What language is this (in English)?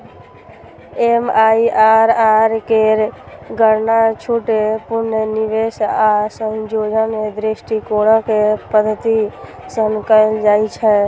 Maithili